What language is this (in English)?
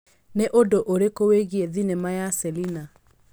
Kikuyu